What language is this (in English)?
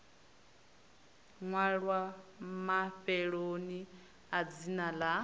Venda